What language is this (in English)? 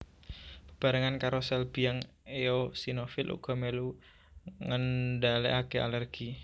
Javanese